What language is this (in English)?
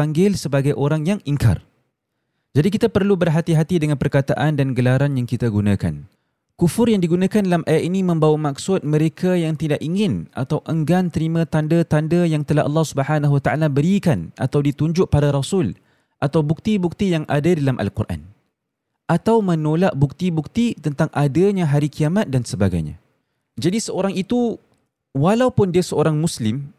Malay